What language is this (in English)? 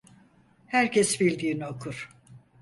Turkish